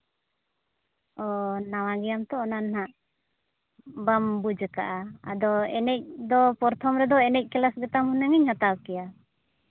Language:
Santali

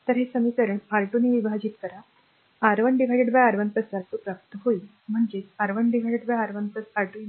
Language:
Marathi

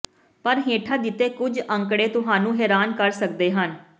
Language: Punjabi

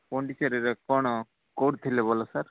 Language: Odia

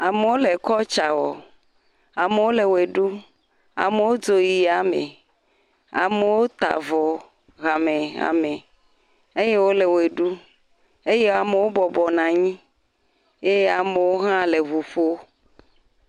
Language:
Ewe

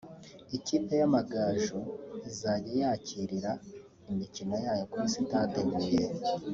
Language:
Kinyarwanda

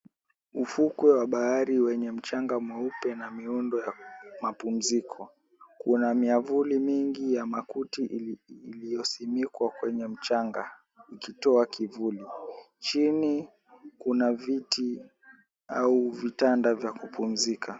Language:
Swahili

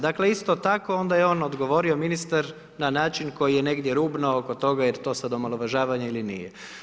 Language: Croatian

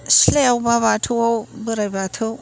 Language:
Bodo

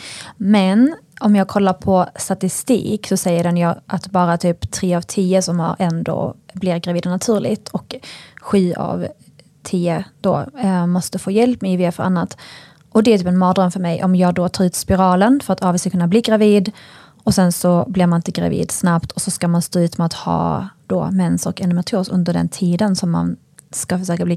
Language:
Swedish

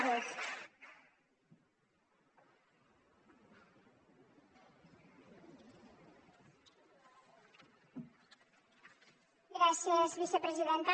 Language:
Catalan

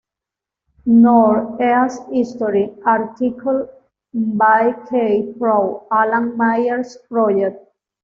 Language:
Spanish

